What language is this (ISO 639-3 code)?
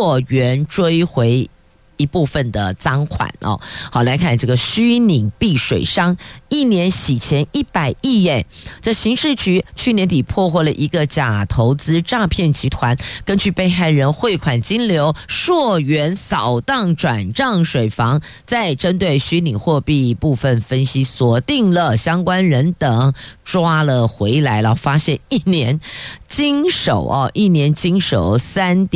zho